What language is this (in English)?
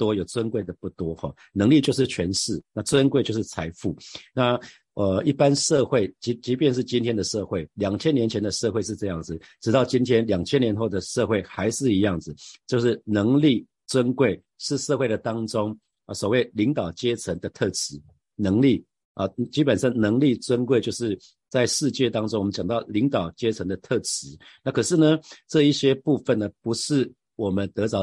Chinese